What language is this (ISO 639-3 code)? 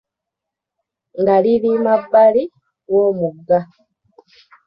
lug